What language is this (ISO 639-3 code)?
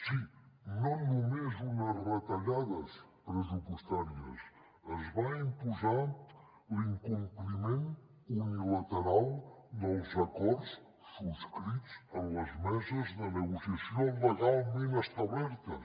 cat